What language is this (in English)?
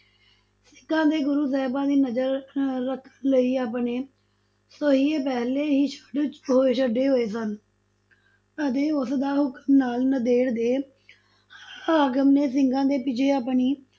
Punjabi